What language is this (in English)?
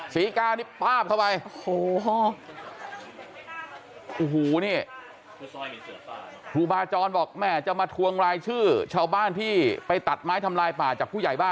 Thai